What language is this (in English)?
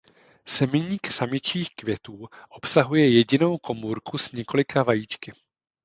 Czech